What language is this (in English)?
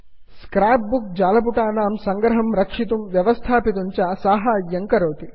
Sanskrit